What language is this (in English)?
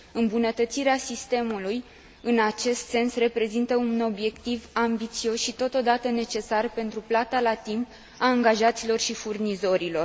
Romanian